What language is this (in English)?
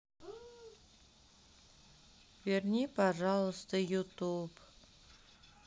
Russian